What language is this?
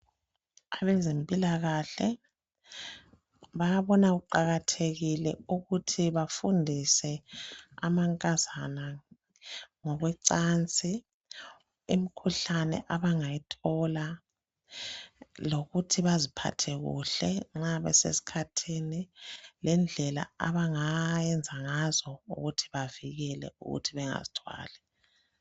North Ndebele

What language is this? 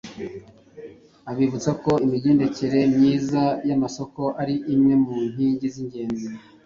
Kinyarwanda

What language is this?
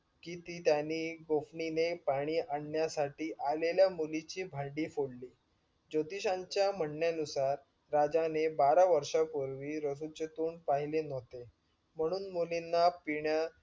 Marathi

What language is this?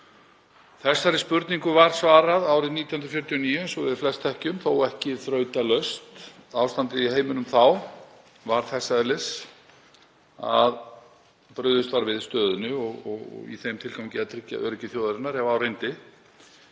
Icelandic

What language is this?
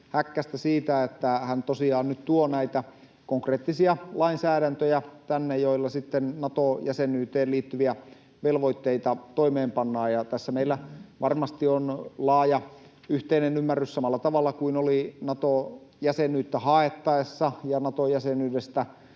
Finnish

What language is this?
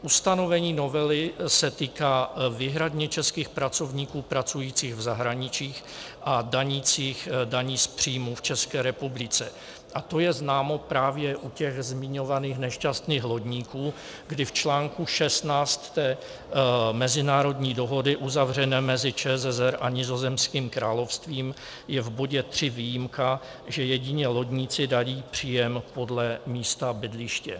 Czech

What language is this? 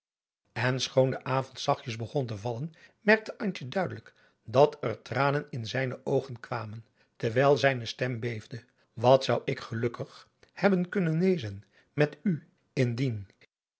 Dutch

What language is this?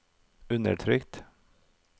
Norwegian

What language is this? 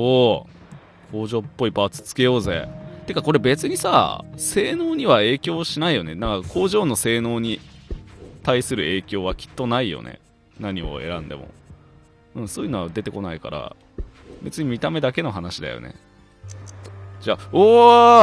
Japanese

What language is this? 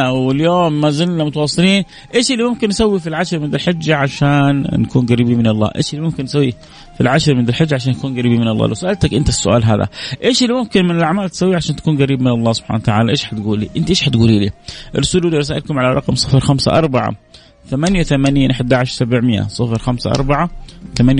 Arabic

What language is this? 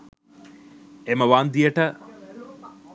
Sinhala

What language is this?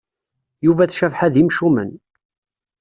Kabyle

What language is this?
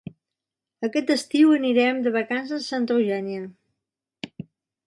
Catalan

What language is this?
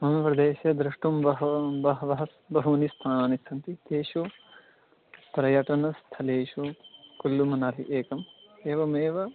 Sanskrit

